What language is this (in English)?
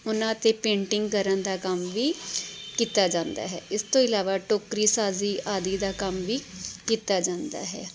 Punjabi